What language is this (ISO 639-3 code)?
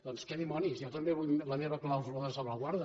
cat